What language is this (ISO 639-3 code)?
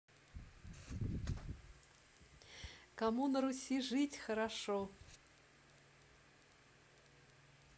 rus